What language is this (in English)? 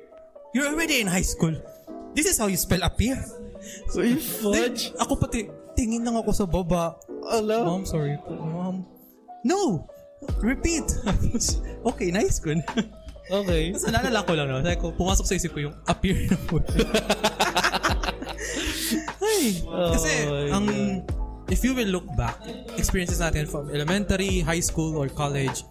Filipino